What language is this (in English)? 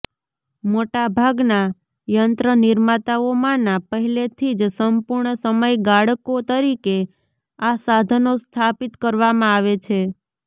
Gujarati